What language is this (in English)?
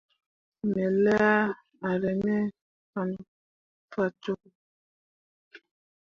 Mundang